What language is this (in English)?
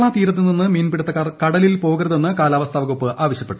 Malayalam